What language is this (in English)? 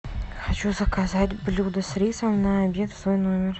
Russian